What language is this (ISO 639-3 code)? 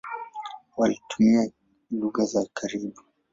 swa